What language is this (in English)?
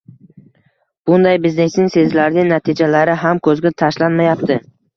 Uzbek